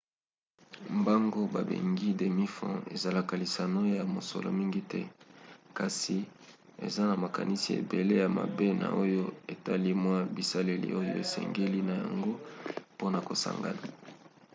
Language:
Lingala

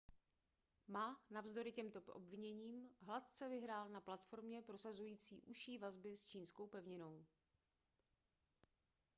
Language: Czech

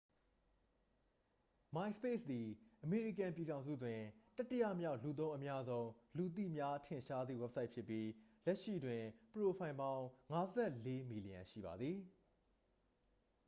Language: Burmese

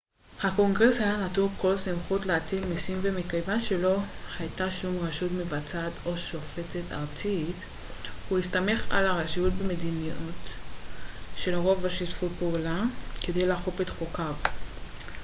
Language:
Hebrew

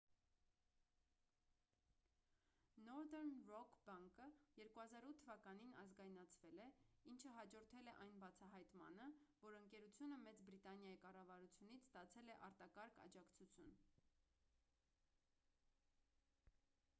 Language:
Armenian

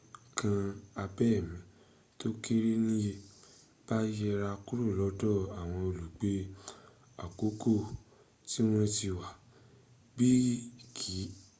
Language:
Yoruba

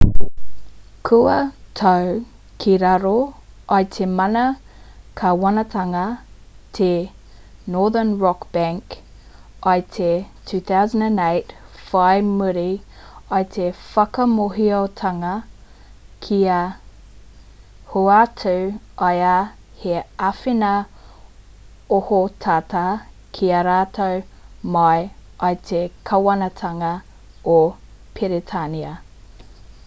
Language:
Māori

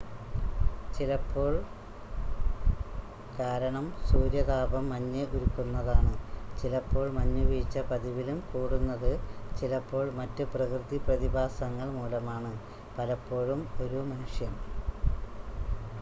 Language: Malayalam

